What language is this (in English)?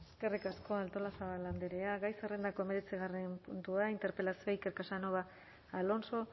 Basque